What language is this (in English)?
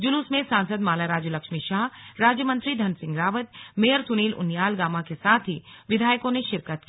Hindi